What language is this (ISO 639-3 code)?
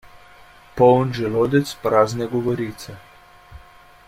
slv